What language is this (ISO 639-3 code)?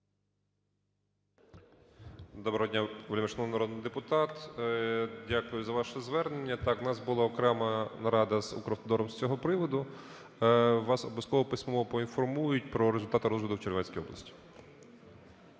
ukr